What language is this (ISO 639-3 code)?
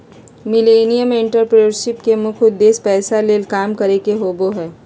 mag